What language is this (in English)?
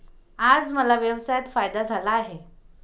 Marathi